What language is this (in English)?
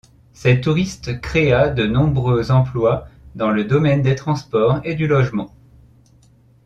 French